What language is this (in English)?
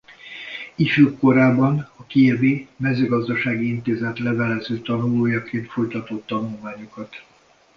Hungarian